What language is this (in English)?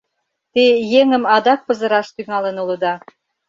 Mari